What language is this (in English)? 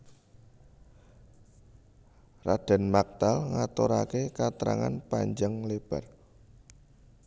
Javanese